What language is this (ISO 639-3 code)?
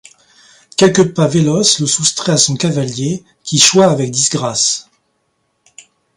fra